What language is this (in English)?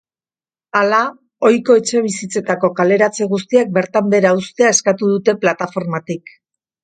Basque